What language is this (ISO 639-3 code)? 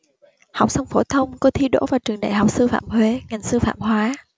vie